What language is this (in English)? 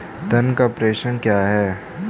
Hindi